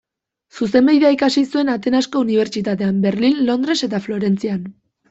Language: Basque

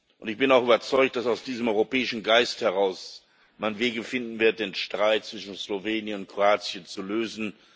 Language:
German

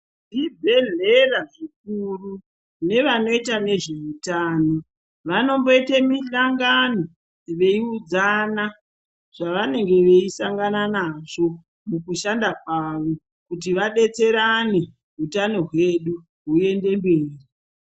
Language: Ndau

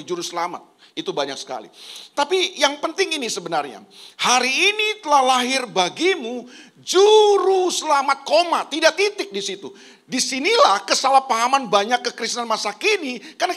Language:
Indonesian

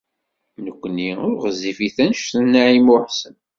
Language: Kabyle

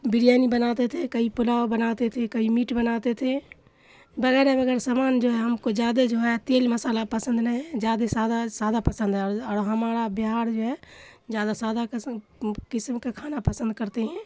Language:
Urdu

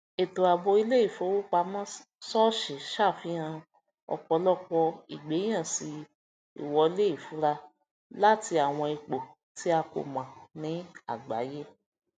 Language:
Yoruba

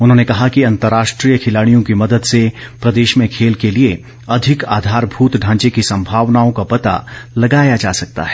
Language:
Hindi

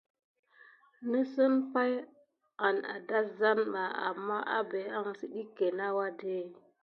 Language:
Gidar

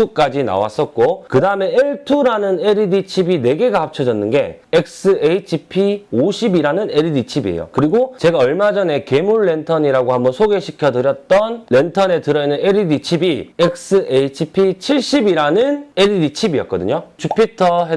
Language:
Korean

